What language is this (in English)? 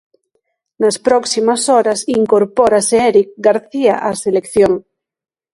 Galician